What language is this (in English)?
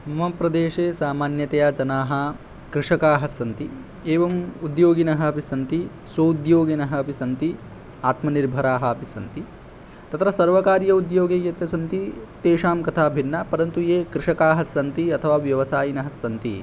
Sanskrit